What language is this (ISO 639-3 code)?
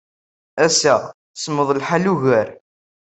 kab